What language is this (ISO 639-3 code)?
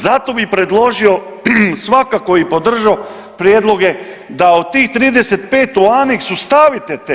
hrv